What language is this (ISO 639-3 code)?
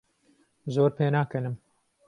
ckb